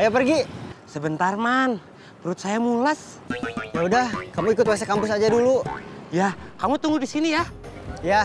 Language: Indonesian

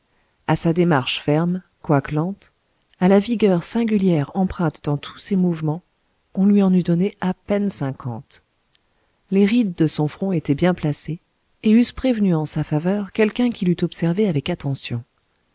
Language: French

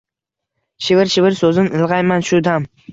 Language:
Uzbek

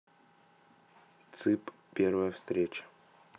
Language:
Russian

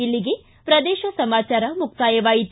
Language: Kannada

